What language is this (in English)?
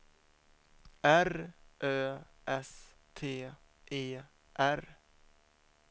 Swedish